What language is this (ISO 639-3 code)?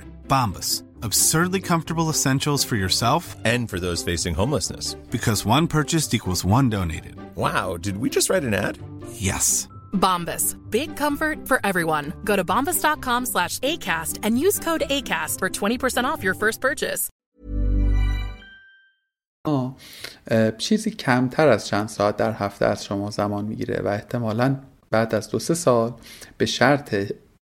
fas